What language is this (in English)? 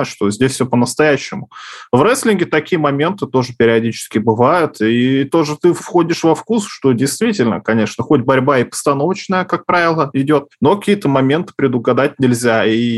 Russian